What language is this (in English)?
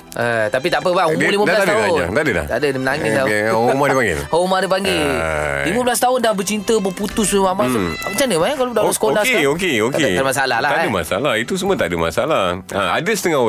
Malay